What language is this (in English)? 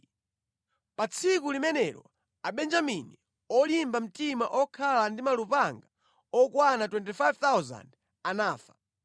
Nyanja